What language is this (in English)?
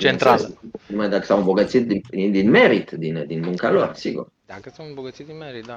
Romanian